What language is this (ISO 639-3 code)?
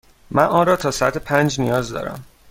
fas